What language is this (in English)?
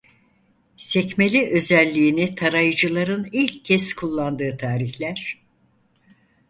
Turkish